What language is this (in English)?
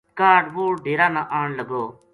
Gujari